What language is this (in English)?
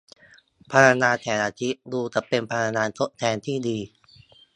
Thai